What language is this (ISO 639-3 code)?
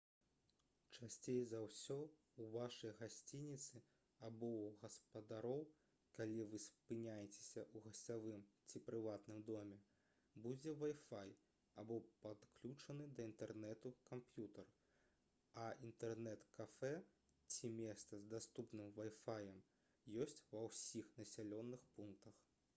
bel